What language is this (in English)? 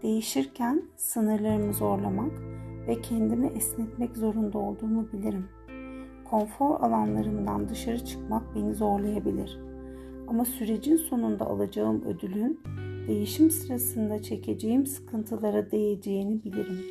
Turkish